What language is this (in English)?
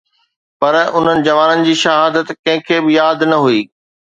Sindhi